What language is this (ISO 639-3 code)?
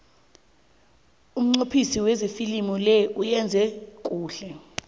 nbl